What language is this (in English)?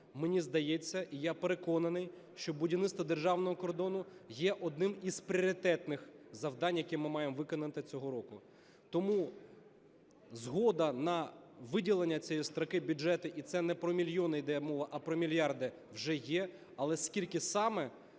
Ukrainian